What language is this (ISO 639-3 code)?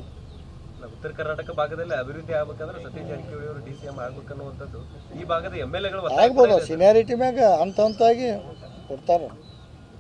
kan